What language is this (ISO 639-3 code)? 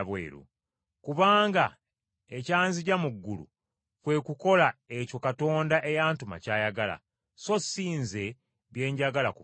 lug